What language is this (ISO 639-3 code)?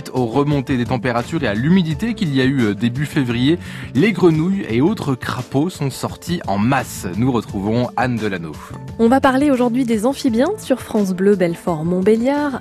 fra